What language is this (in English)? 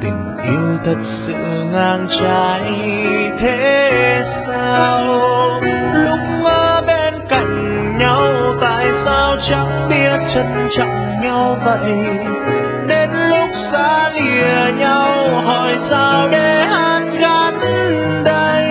Vietnamese